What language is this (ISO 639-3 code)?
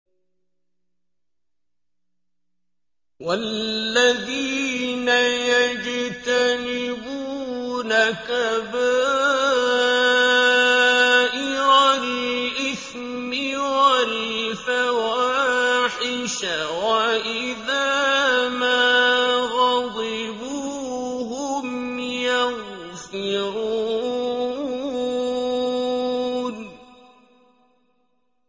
ara